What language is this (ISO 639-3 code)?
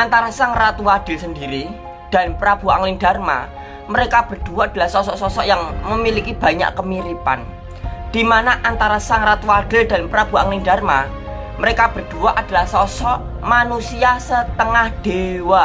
ind